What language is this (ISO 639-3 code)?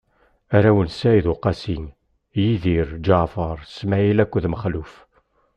kab